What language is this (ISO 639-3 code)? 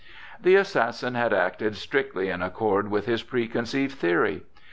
eng